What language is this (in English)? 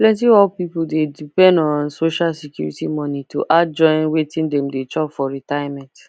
Nigerian Pidgin